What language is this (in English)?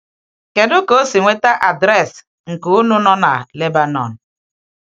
Igbo